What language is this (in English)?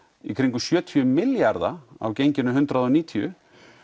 Icelandic